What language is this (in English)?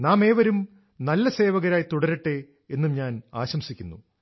Malayalam